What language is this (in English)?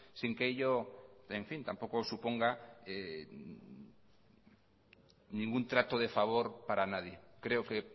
Spanish